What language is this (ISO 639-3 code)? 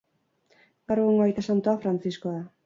eus